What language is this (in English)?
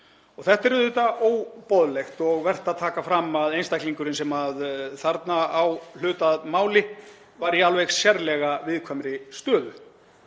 Icelandic